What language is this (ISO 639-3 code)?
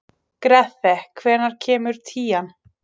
isl